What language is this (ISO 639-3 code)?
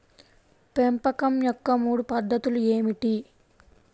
tel